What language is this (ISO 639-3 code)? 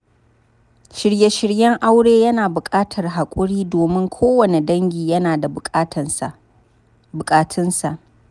hau